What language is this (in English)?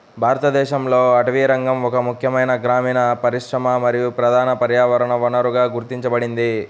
Telugu